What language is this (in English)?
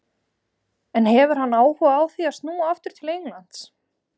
Icelandic